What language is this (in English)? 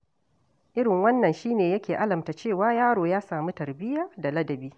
Hausa